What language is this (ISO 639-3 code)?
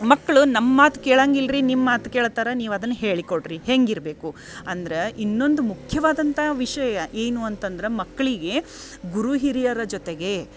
kan